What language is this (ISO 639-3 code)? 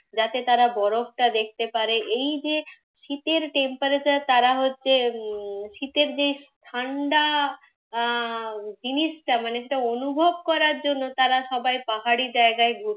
ben